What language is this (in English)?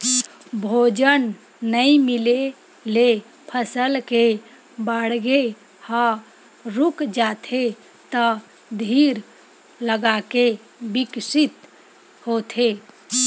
Chhattisgarhi